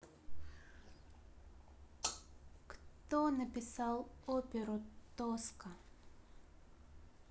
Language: Russian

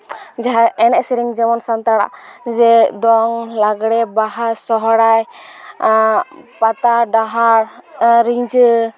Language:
Santali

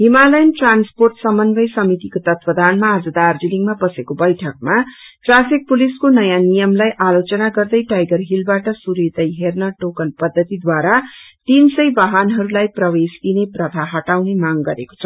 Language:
Nepali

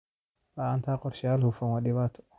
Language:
Somali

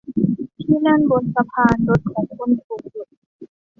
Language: Thai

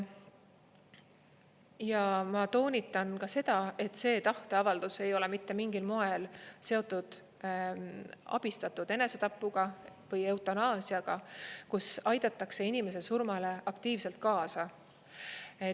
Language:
Estonian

